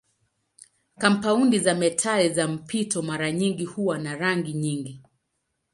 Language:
Swahili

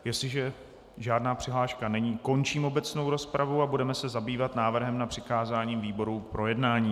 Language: Czech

